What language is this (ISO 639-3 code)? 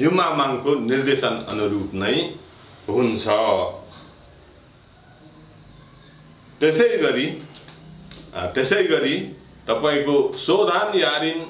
hin